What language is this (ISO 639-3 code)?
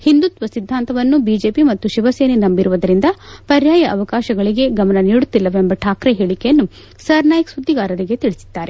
kan